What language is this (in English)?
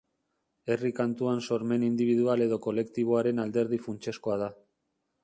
Basque